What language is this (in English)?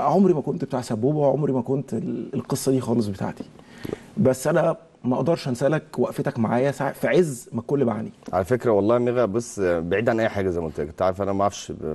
Arabic